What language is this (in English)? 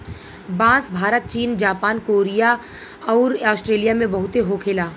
Bhojpuri